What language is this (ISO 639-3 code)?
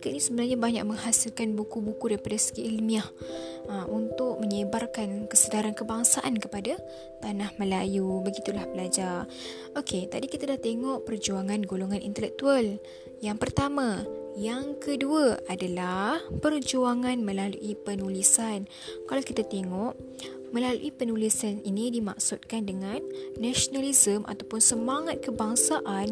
msa